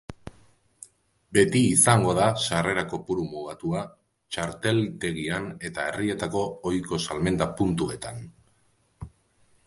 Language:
Basque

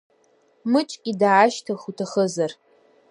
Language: Abkhazian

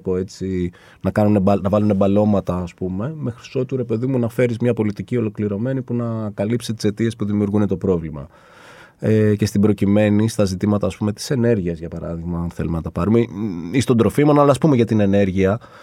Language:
Greek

